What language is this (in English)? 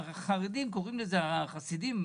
Hebrew